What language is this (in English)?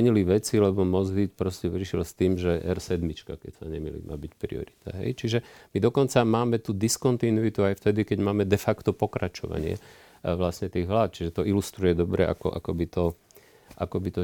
Slovak